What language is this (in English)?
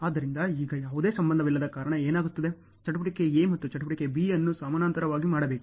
Kannada